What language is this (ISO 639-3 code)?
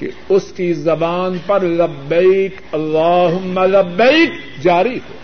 urd